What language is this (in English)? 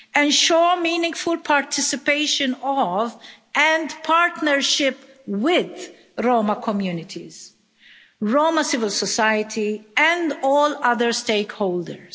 English